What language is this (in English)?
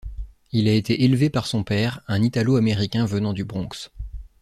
French